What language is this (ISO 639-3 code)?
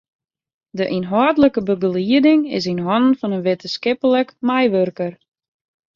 fry